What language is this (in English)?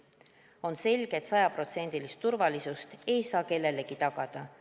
Estonian